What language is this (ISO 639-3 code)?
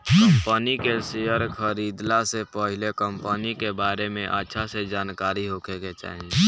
bho